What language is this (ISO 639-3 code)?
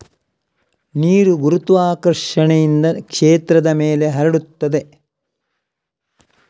kan